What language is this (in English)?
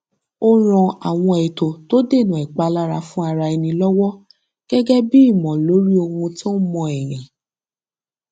Yoruba